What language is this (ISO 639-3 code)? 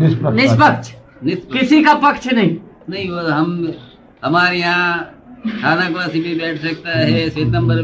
hin